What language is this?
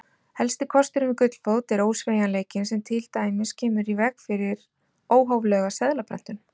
Icelandic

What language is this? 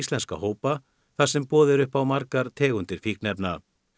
Icelandic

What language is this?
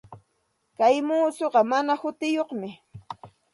Santa Ana de Tusi Pasco Quechua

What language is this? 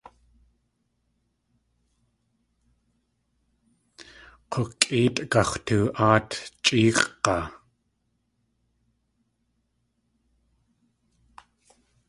Tlingit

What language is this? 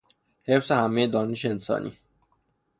Persian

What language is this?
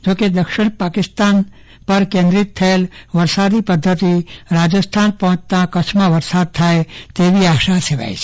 Gujarati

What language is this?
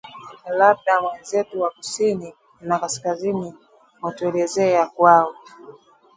Swahili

